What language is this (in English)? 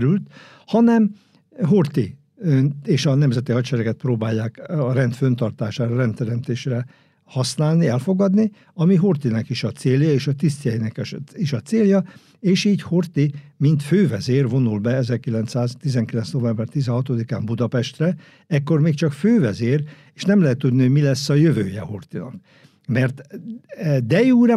Hungarian